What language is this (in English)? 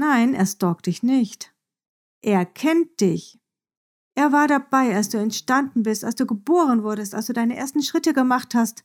German